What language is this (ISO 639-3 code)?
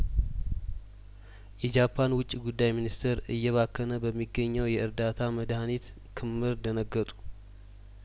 amh